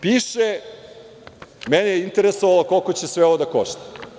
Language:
Serbian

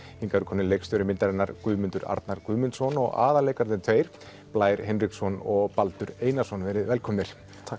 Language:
Icelandic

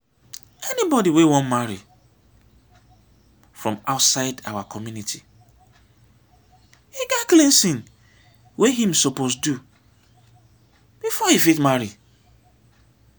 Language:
Nigerian Pidgin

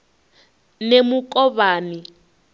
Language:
Venda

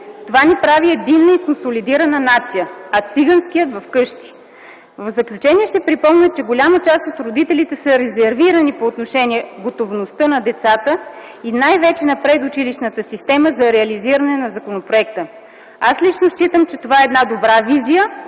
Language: Bulgarian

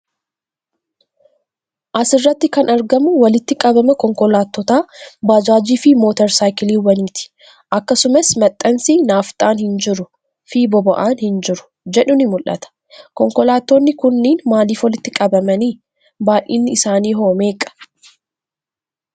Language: Oromo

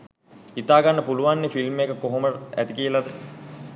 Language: Sinhala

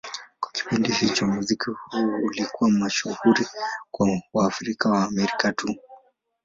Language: Swahili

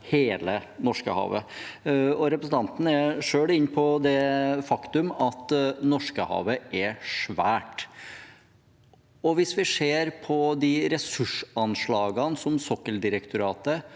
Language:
Norwegian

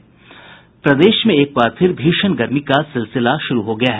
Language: Hindi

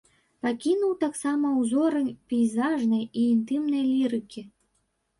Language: Belarusian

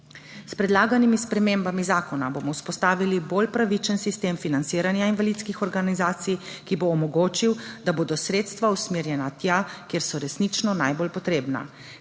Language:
Slovenian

